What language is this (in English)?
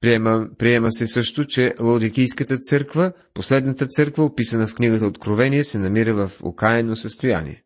Bulgarian